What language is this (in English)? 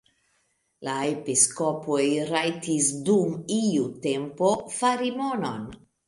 Esperanto